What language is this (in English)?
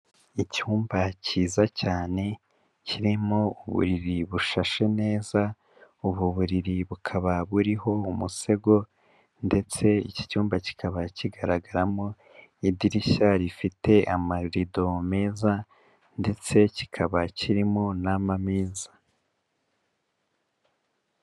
Kinyarwanda